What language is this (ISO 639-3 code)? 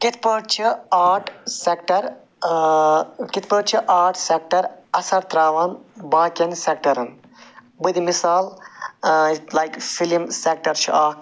kas